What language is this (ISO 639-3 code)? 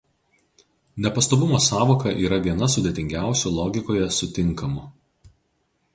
lit